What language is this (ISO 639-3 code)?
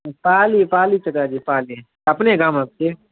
mai